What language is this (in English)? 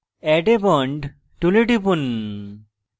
Bangla